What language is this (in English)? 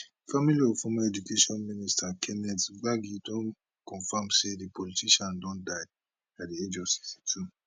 Nigerian Pidgin